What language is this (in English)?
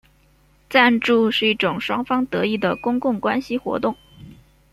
Chinese